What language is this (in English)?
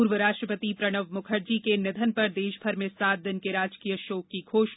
Hindi